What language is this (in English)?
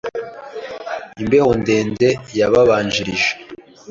Kinyarwanda